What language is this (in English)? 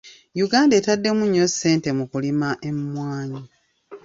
Ganda